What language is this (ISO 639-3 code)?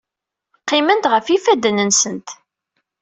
kab